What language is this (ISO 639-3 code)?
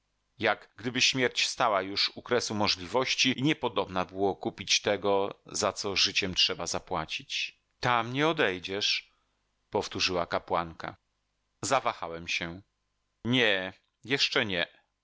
pol